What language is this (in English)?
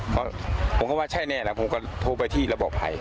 Thai